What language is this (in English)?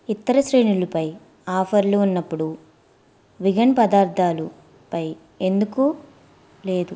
Telugu